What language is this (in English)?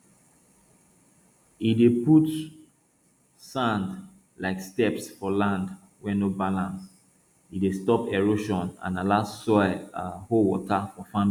Nigerian Pidgin